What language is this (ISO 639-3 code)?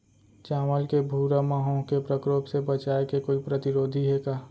hne